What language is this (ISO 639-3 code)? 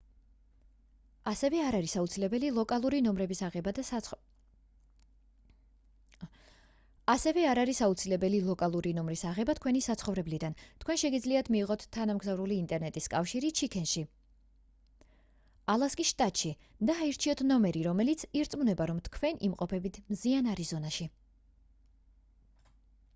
kat